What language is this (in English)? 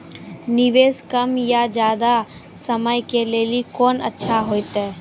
Maithili